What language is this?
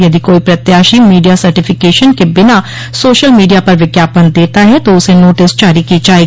Hindi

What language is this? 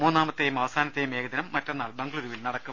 Malayalam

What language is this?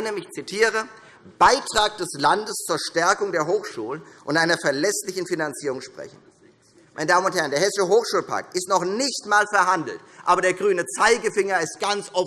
German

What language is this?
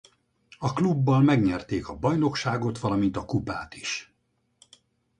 Hungarian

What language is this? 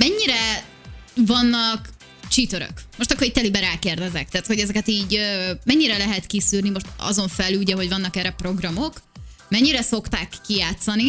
Hungarian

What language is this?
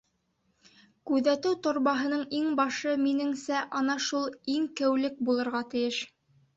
Bashkir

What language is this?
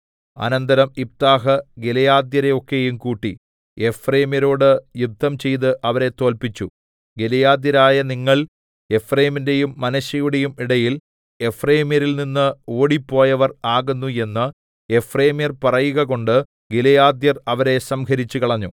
Malayalam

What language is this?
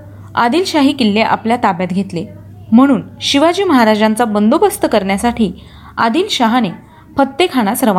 Marathi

